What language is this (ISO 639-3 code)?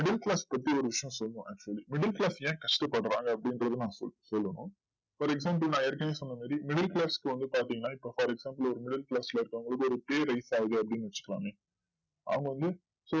tam